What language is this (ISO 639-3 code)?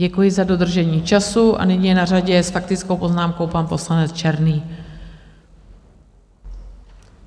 ces